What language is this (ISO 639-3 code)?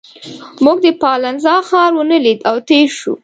pus